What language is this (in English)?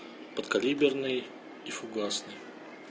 Russian